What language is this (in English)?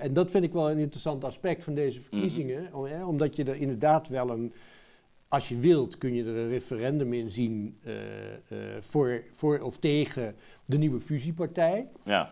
Dutch